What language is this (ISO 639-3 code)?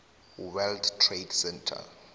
nbl